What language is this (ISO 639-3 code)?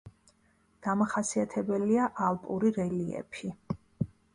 kat